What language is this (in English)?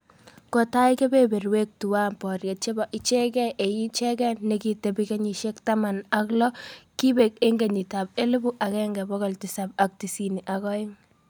Kalenjin